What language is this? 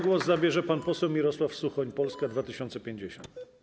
Polish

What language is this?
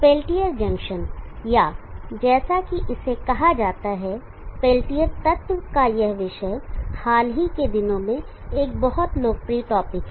Hindi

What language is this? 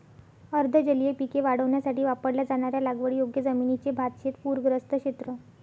Marathi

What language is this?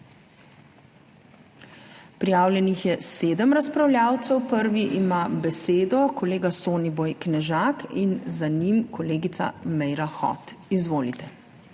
Slovenian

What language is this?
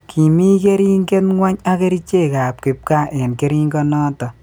Kalenjin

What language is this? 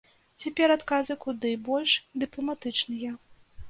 Belarusian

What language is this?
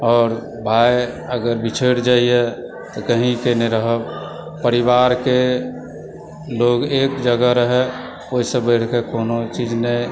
Maithili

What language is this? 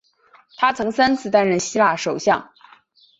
Chinese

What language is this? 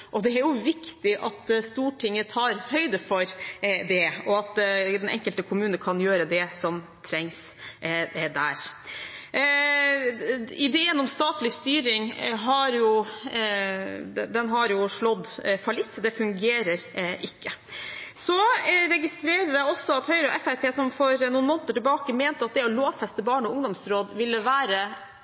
Norwegian Bokmål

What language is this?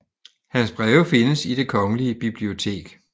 Danish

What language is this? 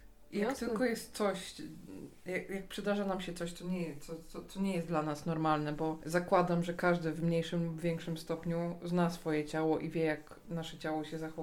Polish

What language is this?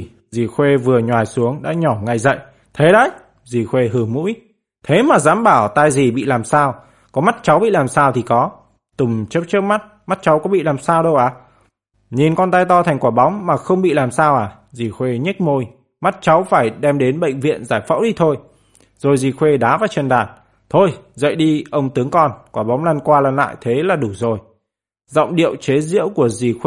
Vietnamese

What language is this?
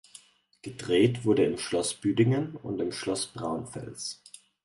German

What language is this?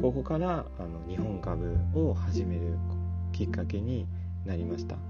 Japanese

